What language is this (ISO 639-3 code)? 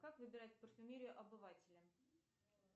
rus